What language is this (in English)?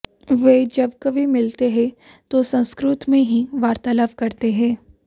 Hindi